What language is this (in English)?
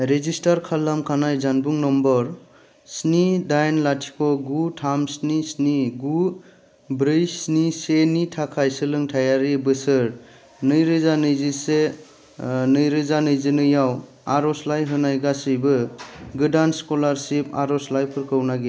Bodo